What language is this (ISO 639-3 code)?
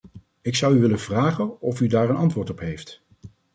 nld